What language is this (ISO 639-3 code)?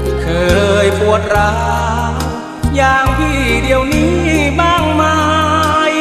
tha